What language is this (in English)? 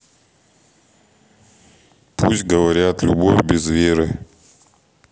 Russian